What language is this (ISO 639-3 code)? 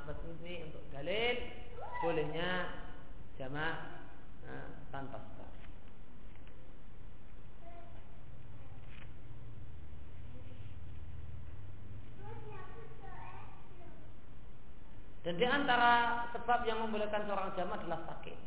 ind